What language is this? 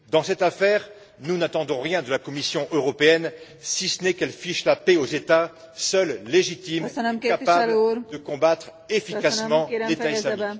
French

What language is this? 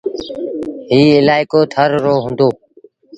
Sindhi Bhil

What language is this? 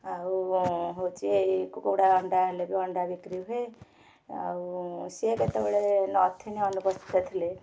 Odia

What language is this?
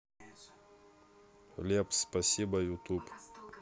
Russian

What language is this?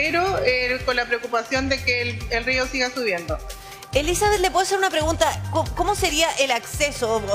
Spanish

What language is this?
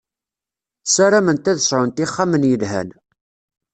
Kabyle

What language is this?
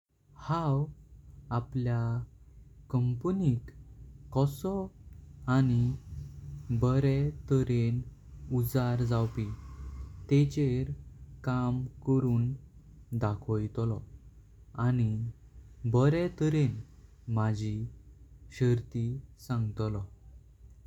Konkani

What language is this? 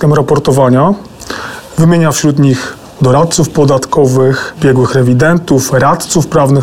Polish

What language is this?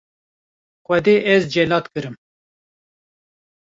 Kurdish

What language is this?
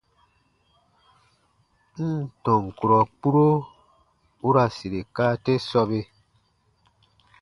Baatonum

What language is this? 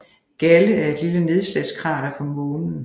Danish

